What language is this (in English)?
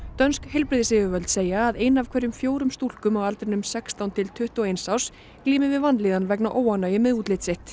Icelandic